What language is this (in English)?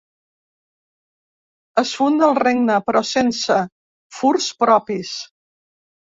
Catalan